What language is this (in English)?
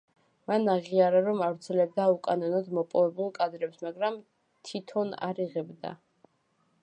Georgian